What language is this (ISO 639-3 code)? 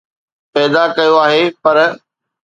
snd